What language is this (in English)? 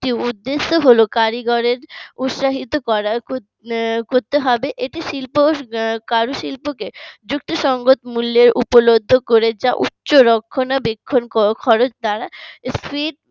Bangla